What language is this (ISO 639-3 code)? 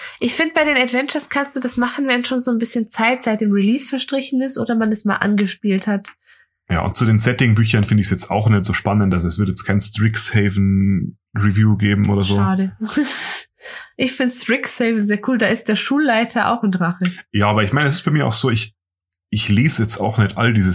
deu